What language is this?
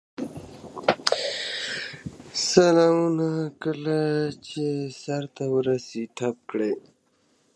Pashto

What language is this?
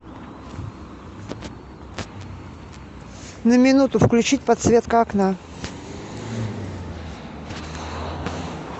Russian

